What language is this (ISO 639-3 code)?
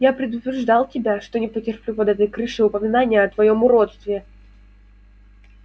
rus